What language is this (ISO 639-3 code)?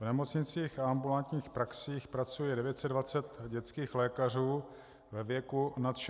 ces